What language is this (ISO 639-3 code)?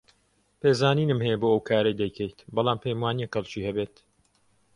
ckb